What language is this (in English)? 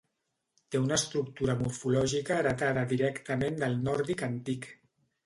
Catalan